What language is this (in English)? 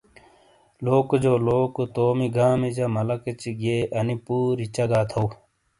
Shina